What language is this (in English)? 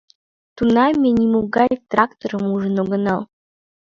Mari